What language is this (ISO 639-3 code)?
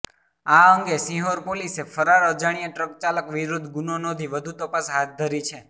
guj